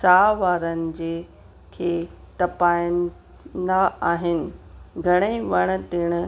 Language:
Sindhi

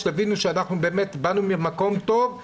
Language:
Hebrew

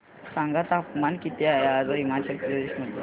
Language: Marathi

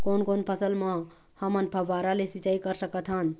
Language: Chhattisgarhi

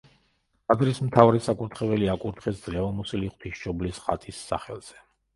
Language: Georgian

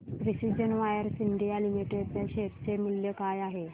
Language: Marathi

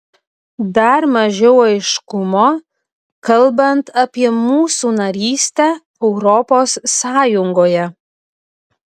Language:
Lithuanian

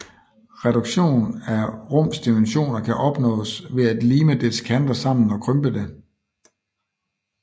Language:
Danish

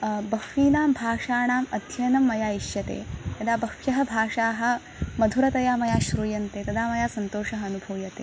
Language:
Sanskrit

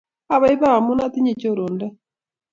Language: Kalenjin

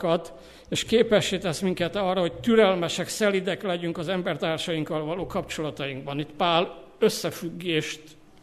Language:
Hungarian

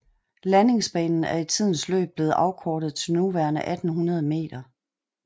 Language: Danish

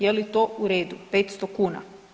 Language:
Croatian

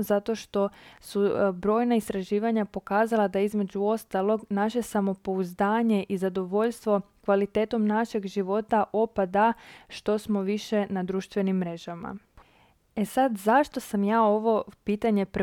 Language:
Croatian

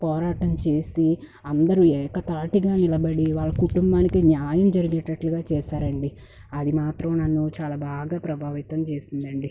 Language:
Telugu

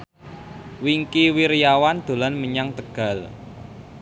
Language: Javanese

